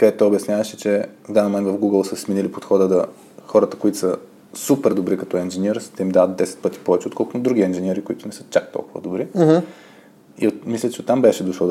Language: Bulgarian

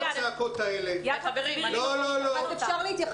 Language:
Hebrew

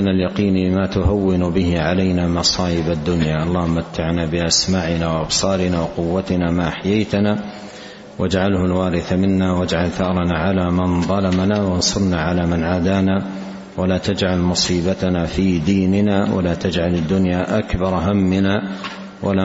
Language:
Arabic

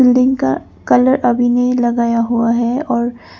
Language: Hindi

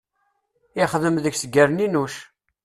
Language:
Kabyle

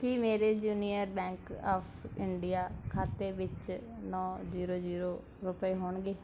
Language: Punjabi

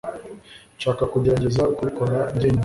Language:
Kinyarwanda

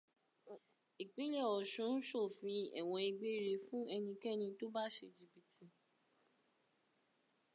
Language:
Yoruba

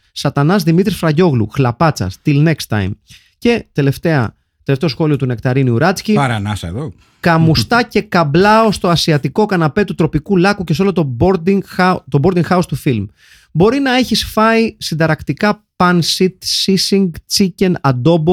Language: Greek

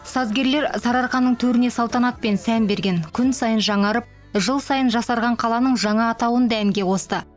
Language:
Kazakh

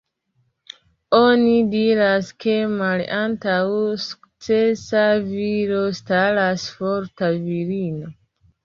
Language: Esperanto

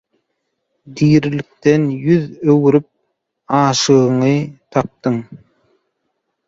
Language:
Turkmen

